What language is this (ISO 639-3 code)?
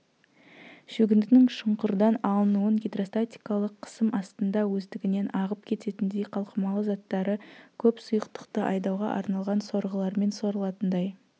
kaz